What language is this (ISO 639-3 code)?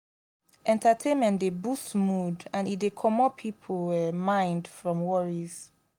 pcm